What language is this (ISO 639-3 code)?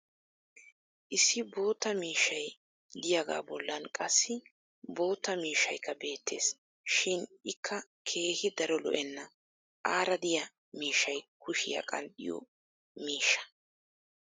wal